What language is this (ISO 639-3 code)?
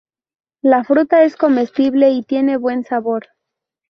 spa